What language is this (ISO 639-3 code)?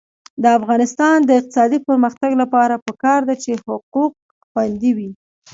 pus